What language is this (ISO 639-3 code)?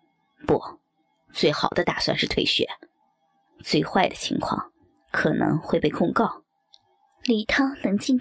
zho